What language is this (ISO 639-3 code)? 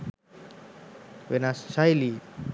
sin